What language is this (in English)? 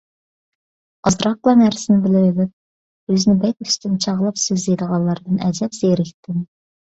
Uyghur